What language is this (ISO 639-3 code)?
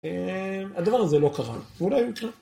heb